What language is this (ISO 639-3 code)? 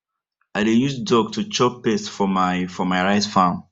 pcm